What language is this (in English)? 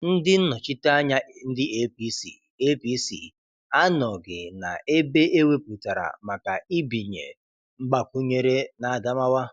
Igbo